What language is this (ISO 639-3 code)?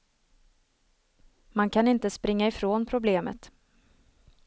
swe